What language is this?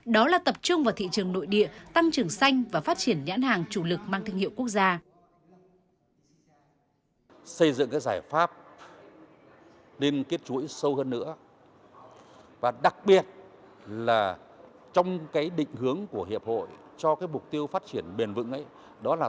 Vietnamese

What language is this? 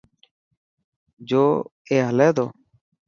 Dhatki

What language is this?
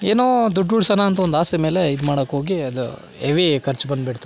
Kannada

